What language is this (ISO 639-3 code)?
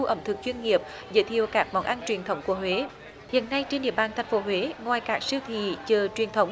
vie